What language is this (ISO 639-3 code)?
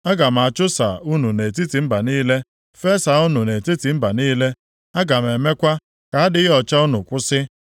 ibo